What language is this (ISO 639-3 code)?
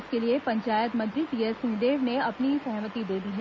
hin